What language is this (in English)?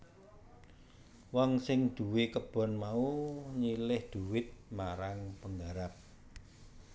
Javanese